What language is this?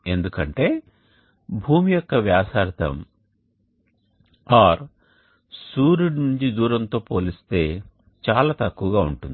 Telugu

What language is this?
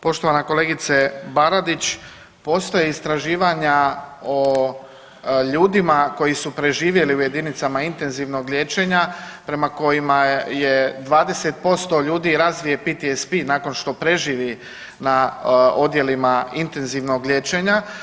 Croatian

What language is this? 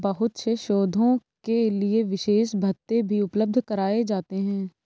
Hindi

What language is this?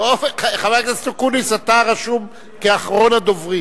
Hebrew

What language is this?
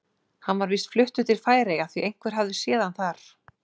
Icelandic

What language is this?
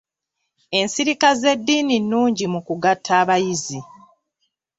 Ganda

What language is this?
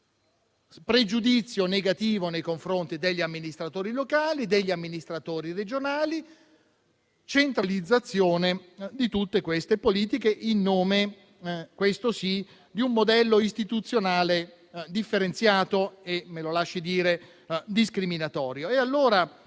Italian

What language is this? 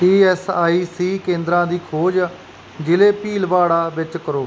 Punjabi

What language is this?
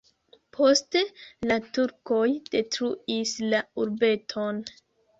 Esperanto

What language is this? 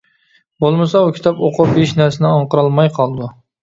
Uyghur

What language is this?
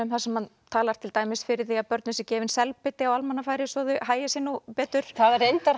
Icelandic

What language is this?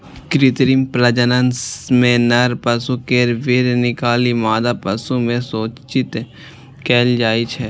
Maithili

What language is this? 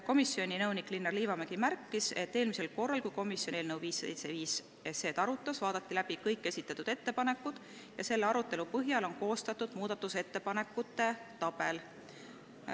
Estonian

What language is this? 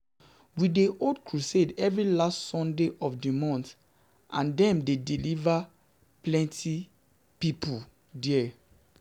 Nigerian Pidgin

